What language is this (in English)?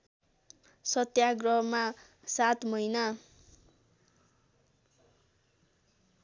Nepali